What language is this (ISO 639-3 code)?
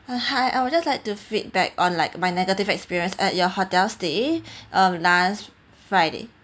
eng